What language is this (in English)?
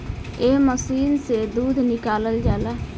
Bhojpuri